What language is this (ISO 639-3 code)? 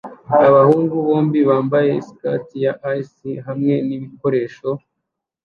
kin